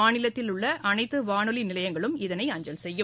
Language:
Tamil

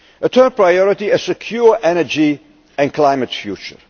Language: English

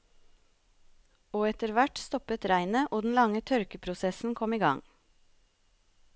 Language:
Norwegian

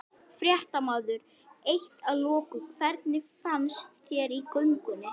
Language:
Icelandic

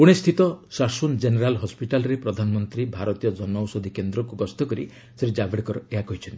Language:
Odia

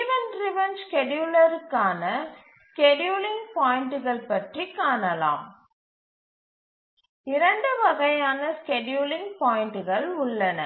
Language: Tamil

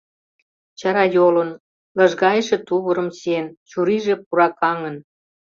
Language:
Mari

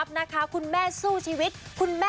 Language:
Thai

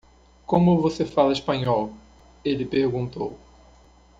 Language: Portuguese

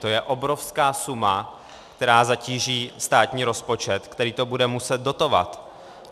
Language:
Czech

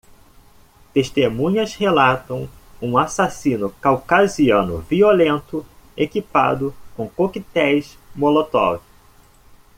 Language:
Portuguese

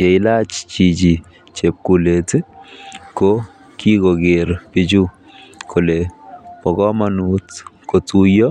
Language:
Kalenjin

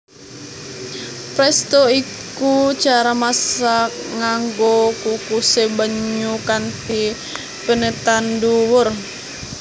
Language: Javanese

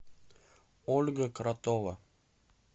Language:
Russian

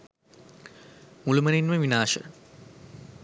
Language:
Sinhala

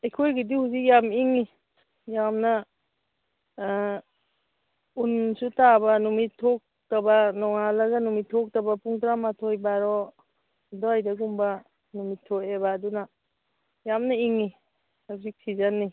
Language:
Manipuri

